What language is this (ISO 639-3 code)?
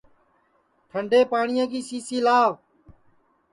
ssi